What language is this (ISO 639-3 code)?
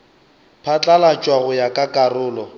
nso